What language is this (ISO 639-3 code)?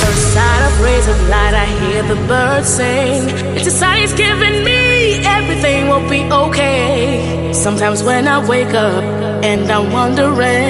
eng